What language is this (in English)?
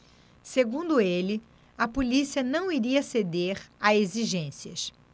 Portuguese